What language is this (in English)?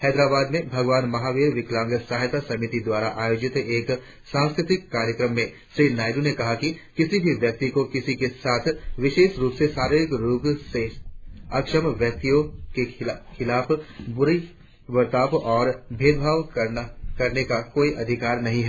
Hindi